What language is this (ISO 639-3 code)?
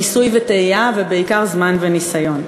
heb